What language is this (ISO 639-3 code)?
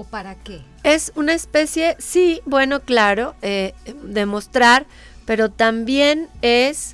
spa